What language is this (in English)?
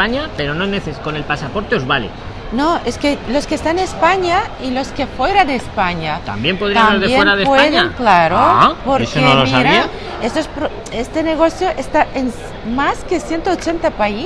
Spanish